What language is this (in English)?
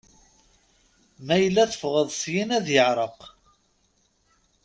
Kabyle